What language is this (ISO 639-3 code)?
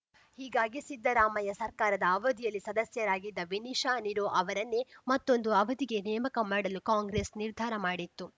kan